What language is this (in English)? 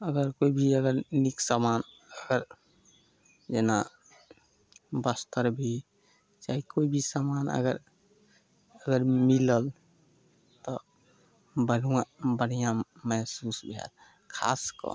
Maithili